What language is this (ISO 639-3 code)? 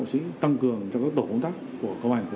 vie